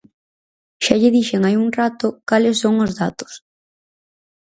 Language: Galician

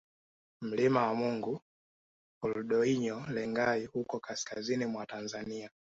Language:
Swahili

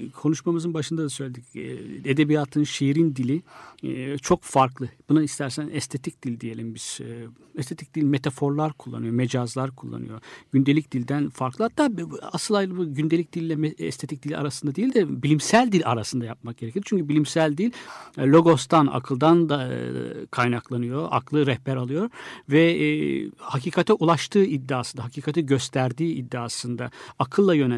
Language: Turkish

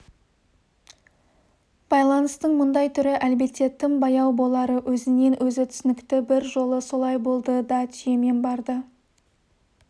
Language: Kazakh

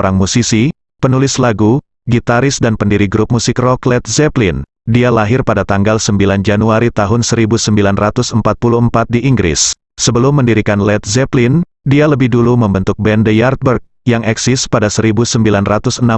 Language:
Indonesian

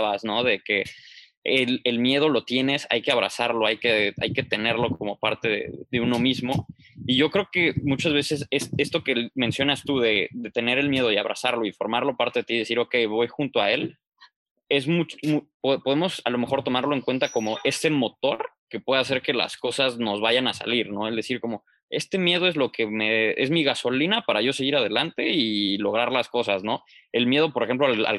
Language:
Spanish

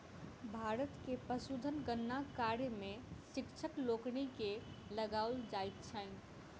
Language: Maithili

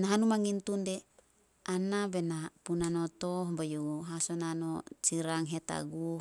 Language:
Solos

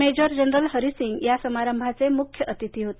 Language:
Marathi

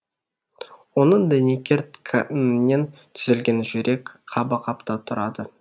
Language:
Kazakh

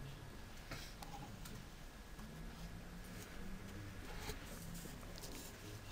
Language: Korean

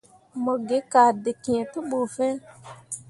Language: Mundang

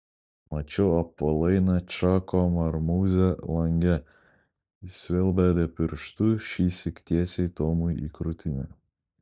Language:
Lithuanian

